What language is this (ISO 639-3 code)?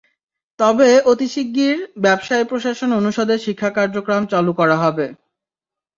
ben